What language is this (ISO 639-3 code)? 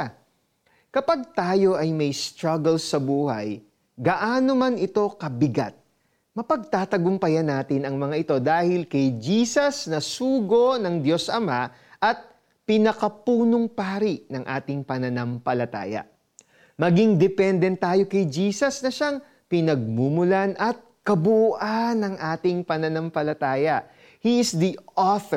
fil